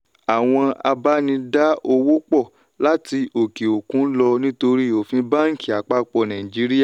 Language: Yoruba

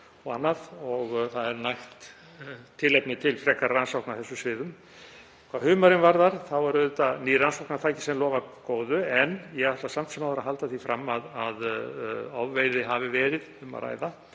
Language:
Icelandic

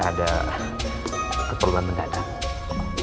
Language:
Indonesian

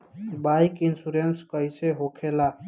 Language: Bhojpuri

